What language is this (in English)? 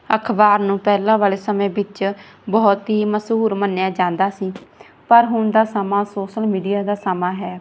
Punjabi